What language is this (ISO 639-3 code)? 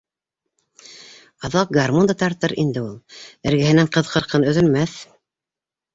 bak